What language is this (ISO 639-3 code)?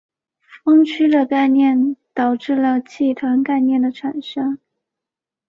zho